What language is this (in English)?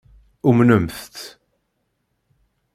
Kabyle